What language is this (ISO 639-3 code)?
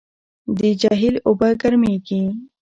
pus